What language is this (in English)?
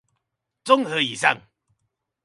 Chinese